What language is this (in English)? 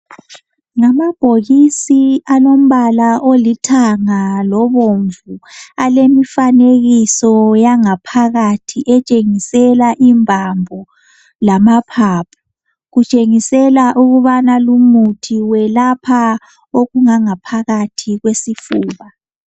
North Ndebele